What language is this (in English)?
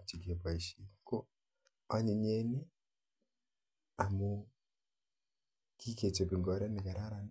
Kalenjin